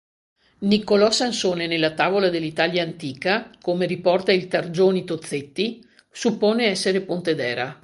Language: Italian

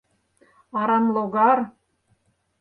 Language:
Mari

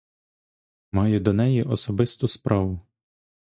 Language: Ukrainian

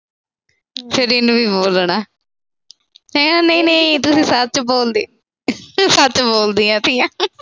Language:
Punjabi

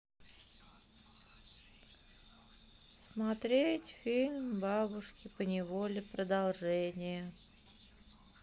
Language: Russian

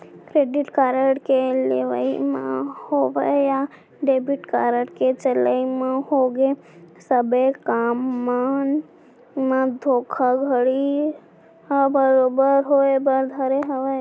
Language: Chhattisgarhi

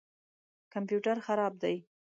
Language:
Pashto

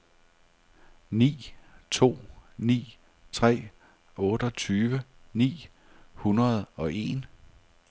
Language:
Danish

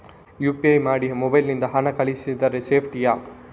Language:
Kannada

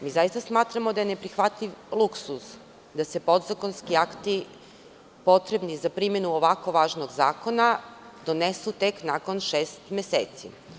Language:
Serbian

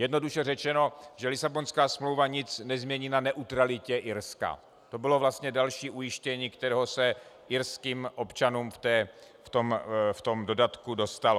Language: Czech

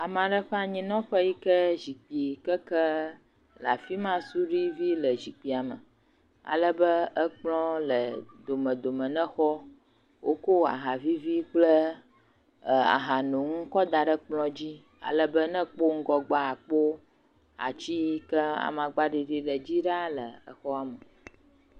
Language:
Ewe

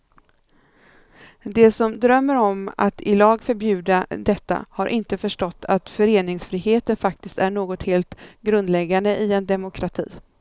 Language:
Swedish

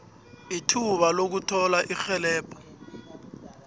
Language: South Ndebele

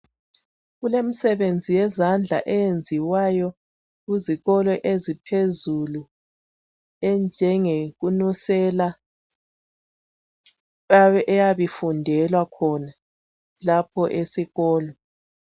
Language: North Ndebele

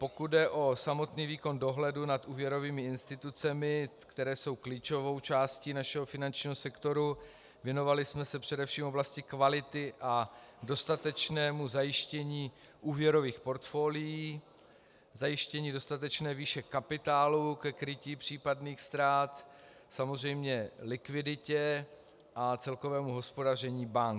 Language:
Czech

